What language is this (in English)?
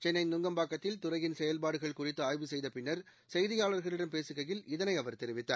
Tamil